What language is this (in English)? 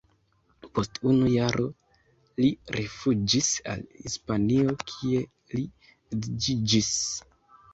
Esperanto